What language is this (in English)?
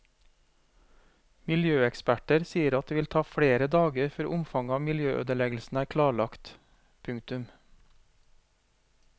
Norwegian